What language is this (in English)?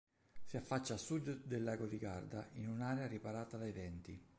Italian